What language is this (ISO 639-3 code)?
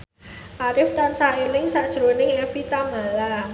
jav